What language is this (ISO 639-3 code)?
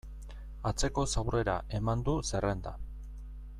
eus